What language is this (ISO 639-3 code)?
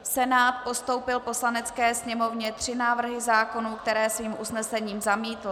ces